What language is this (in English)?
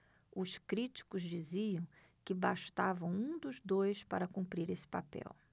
Portuguese